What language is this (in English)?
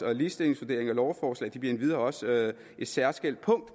Danish